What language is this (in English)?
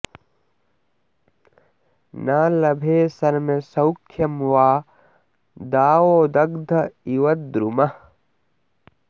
Sanskrit